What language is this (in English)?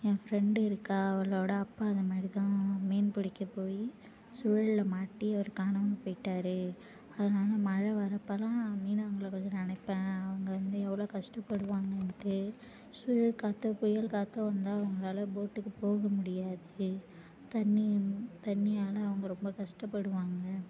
Tamil